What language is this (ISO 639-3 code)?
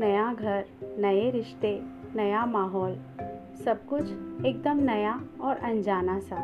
hin